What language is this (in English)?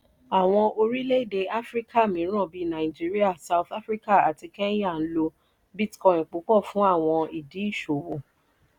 Yoruba